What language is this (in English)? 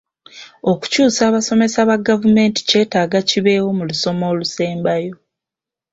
Ganda